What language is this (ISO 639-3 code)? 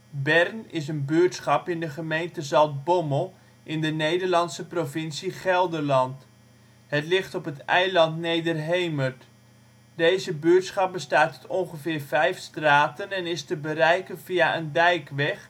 nld